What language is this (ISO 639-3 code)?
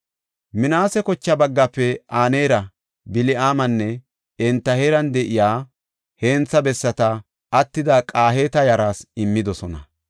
gof